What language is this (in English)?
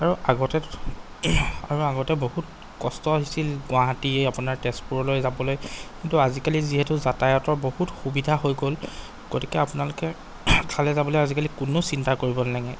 Assamese